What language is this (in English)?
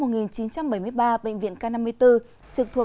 Vietnamese